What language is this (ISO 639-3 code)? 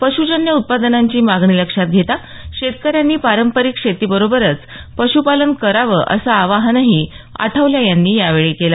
mar